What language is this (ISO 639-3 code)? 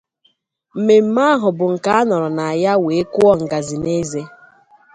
ibo